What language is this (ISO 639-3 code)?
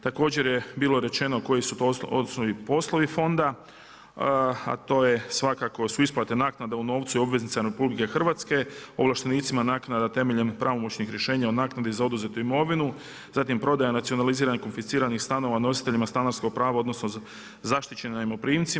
hrv